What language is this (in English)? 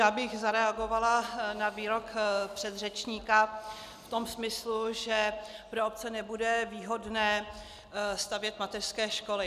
Czech